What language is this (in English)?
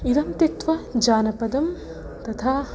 Sanskrit